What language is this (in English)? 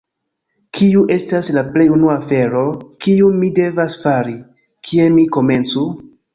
Esperanto